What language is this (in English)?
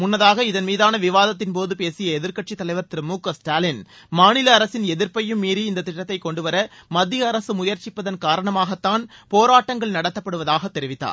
Tamil